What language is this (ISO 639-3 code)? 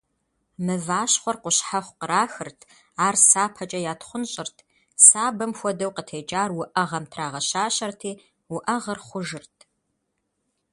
kbd